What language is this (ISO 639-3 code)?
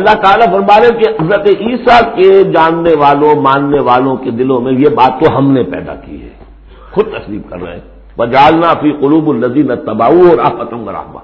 urd